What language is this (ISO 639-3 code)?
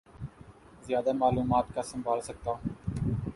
urd